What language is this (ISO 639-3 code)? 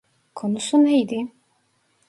tur